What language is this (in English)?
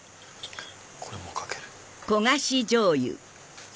Japanese